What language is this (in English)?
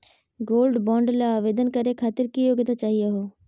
Magahi